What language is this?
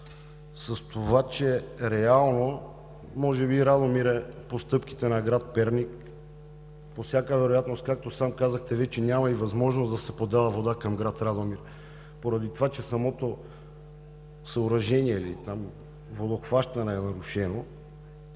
Bulgarian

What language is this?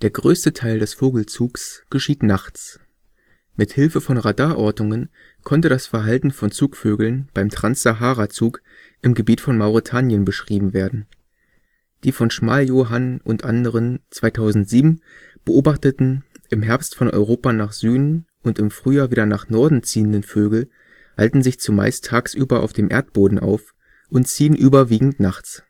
German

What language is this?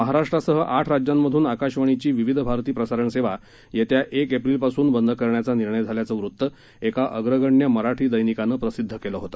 Marathi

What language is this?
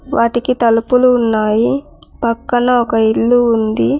Telugu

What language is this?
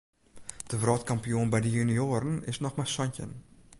Western Frisian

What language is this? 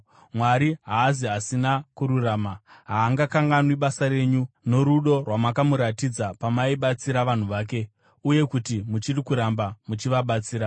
Shona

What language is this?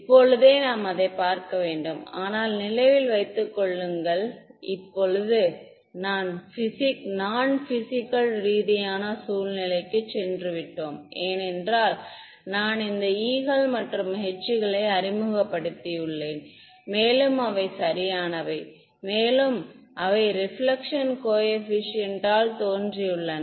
Tamil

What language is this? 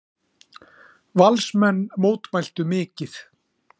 Icelandic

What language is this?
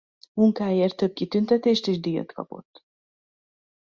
Hungarian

